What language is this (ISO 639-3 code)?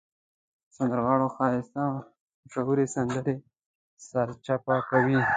pus